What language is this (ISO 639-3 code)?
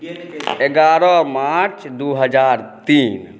mai